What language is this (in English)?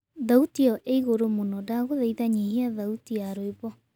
Kikuyu